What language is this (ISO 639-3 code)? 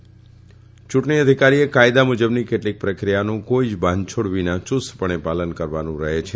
guj